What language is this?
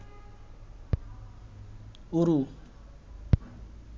Bangla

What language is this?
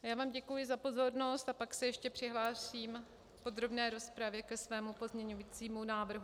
Czech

